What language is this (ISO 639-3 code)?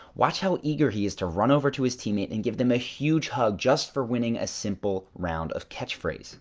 eng